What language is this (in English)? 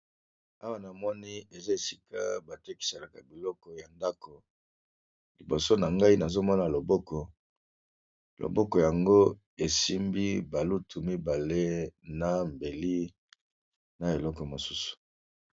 Lingala